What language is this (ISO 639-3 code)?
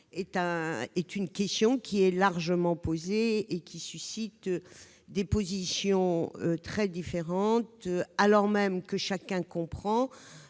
fra